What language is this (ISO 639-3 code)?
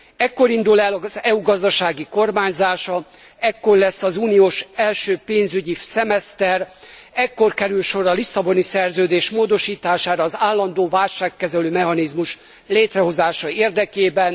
hun